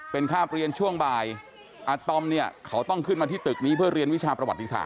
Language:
Thai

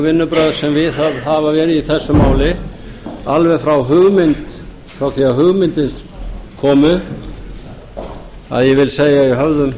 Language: Icelandic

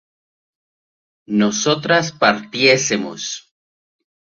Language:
Spanish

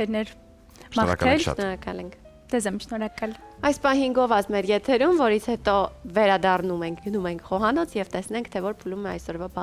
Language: Romanian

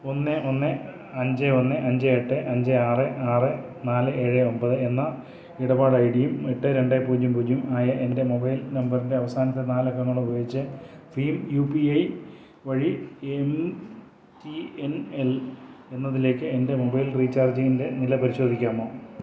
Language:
Malayalam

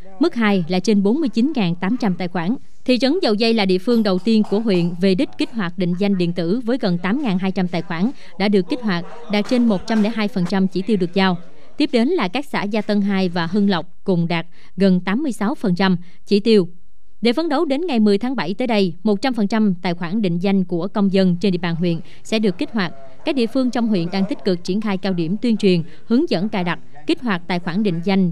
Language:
Vietnamese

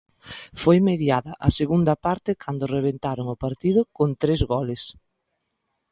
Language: Galician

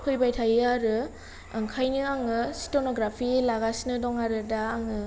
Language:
Bodo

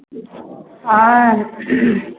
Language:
Maithili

